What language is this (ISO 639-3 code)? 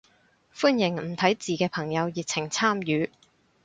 yue